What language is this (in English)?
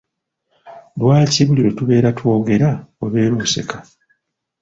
Ganda